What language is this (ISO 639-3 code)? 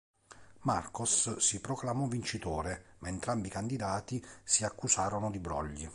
ita